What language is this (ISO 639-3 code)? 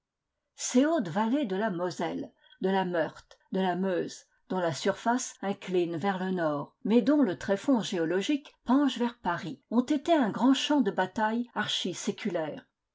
fra